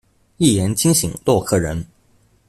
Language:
Chinese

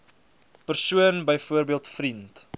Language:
Afrikaans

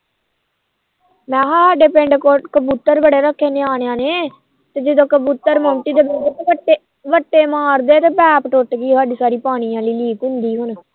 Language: Punjabi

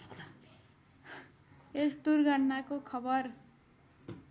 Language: Nepali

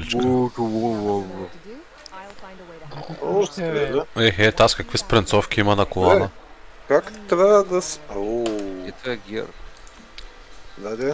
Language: Bulgarian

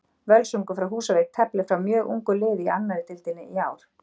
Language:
Icelandic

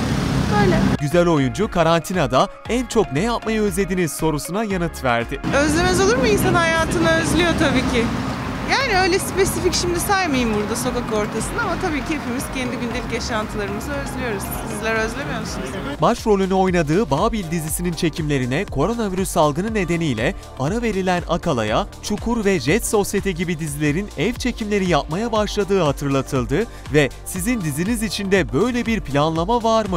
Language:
Turkish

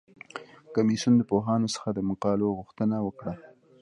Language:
Pashto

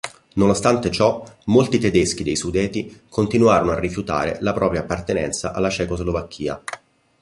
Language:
Italian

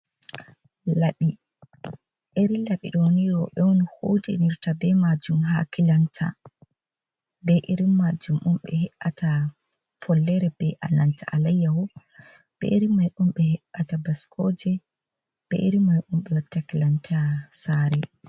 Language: Fula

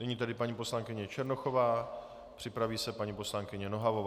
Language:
Czech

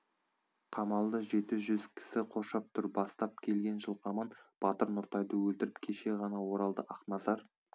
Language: Kazakh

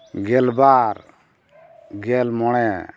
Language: Santali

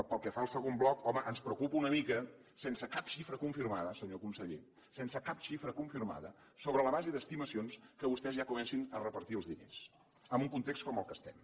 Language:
Catalan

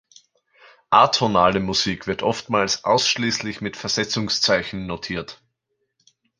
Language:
German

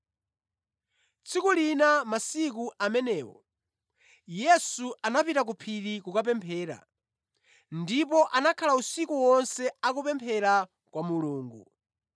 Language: Nyanja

